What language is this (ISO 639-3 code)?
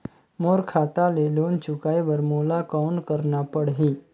hne